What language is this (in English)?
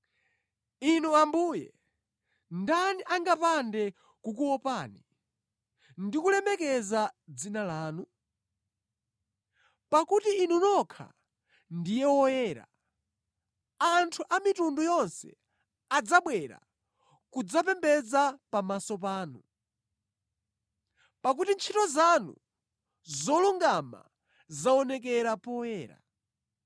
Nyanja